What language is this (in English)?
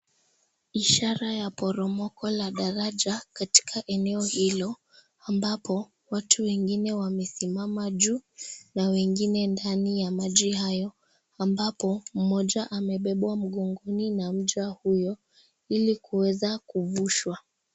Swahili